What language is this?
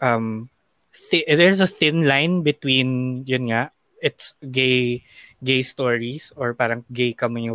Filipino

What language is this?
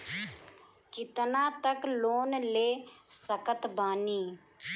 Bhojpuri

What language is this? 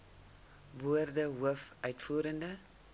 Afrikaans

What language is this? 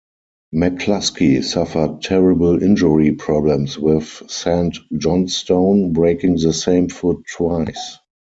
English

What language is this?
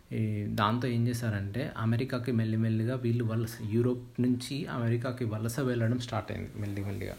Telugu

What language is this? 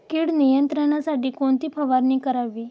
Marathi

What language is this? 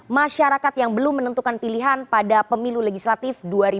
Indonesian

